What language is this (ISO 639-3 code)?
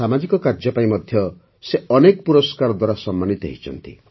ori